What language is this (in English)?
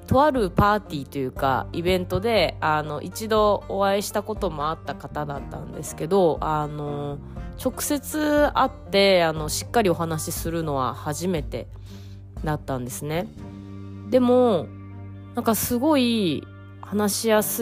Japanese